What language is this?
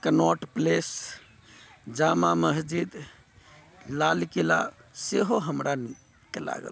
Maithili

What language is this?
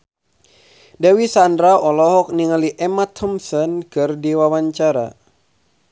Sundanese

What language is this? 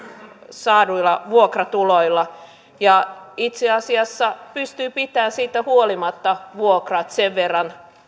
Finnish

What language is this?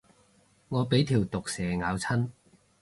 Cantonese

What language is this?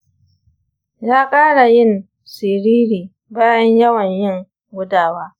Hausa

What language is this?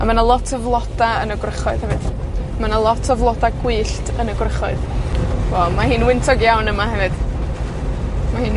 Welsh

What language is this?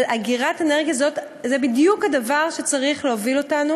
Hebrew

